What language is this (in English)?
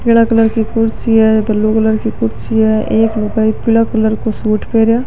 Marwari